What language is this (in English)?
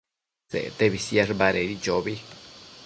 Matsés